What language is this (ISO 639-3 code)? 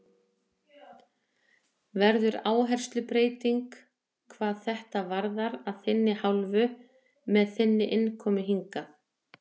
isl